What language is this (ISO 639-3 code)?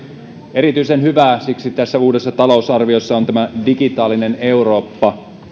fin